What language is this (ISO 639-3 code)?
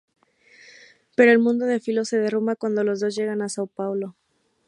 spa